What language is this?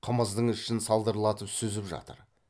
Kazakh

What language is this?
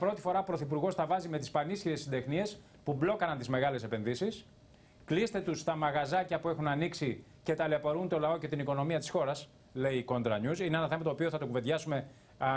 Greek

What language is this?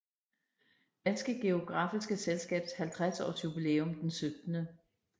Danish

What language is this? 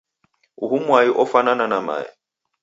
Taita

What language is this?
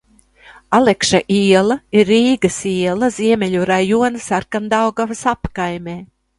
Latvian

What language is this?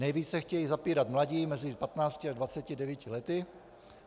Czech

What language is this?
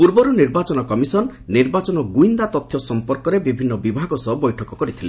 Odia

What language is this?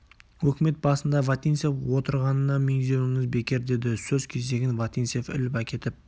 Kazakh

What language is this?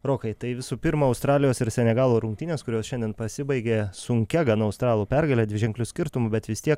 Lithuanian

